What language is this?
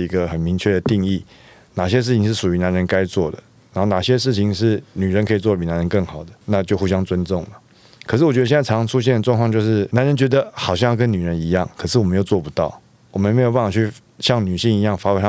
Chinese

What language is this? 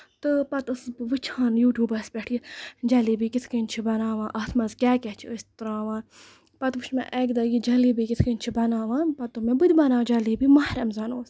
Kashmiri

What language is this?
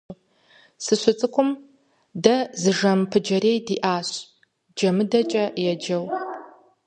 Kabardian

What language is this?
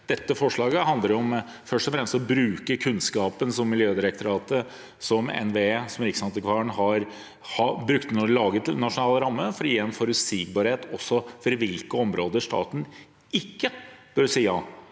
Norwegian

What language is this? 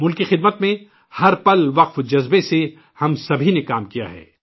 Urdu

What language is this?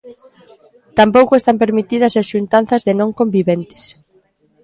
Galician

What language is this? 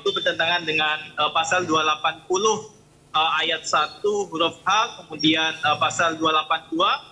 Indonesian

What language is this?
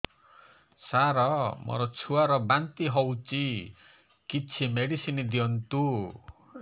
Odia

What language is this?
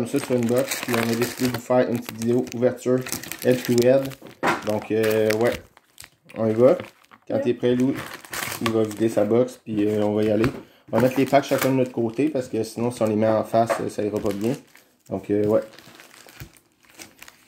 French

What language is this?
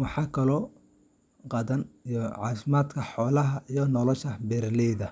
Somali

